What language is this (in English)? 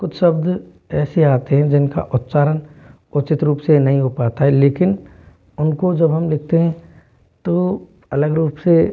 Hindi